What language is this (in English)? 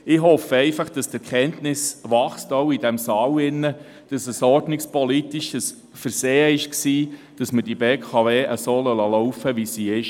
Swiss German